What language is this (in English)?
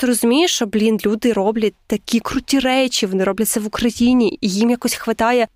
Ukrainian